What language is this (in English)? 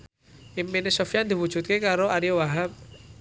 Javanese